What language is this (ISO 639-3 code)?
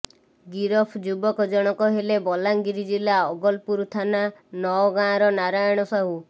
ori